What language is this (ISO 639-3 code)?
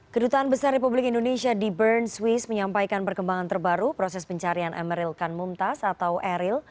ind